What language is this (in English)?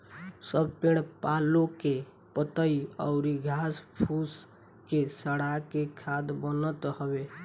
Bhojpuri